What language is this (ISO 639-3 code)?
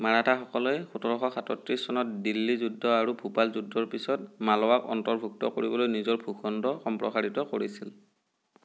asm